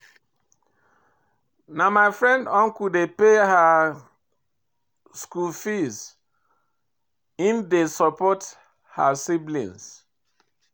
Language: Nigerian Pidgin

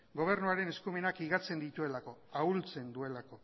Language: Basque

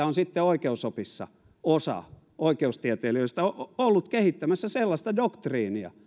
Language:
Finnish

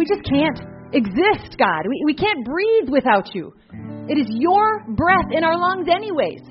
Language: English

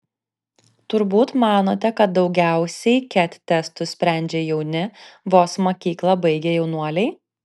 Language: Lithuanian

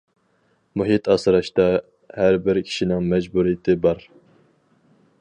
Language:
Uyghur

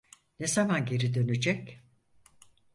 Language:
Turkish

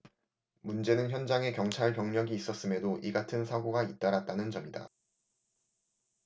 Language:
Korean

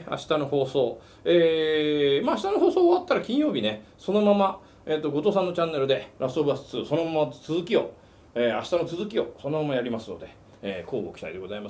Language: Japanese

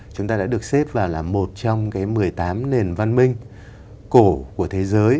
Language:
Vietnamese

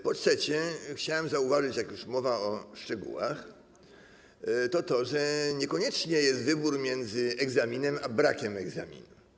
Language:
Polish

